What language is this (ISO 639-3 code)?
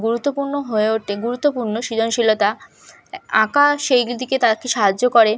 ben